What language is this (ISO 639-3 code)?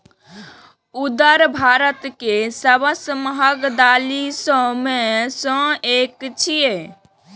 mai